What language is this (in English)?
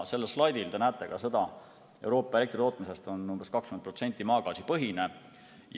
Estonian